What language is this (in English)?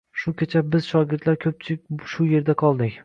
Uzbek